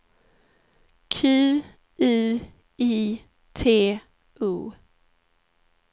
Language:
Swedish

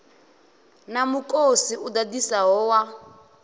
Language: Venda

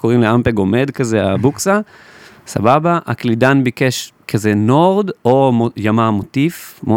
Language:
Hebrew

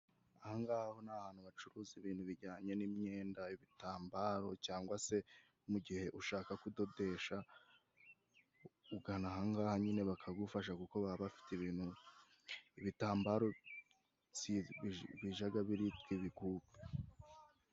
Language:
Kinyarwanda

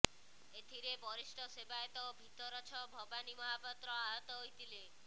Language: Odia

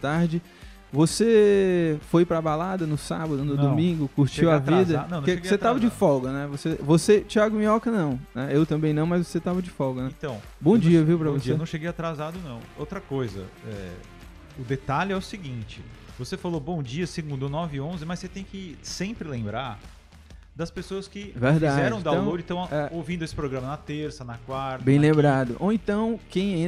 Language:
Portuguese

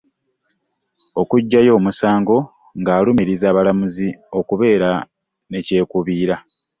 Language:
Ganda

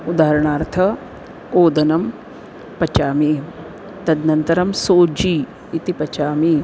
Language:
Sanskrit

